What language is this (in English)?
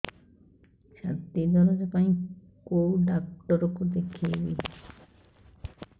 Odia